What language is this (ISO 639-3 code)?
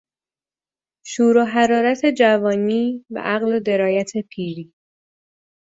fas